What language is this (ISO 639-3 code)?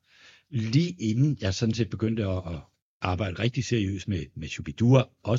dan